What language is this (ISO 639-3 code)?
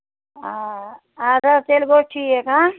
kas